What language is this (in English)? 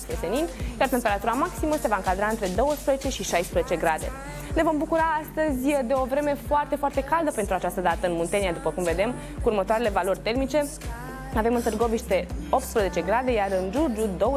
Romanian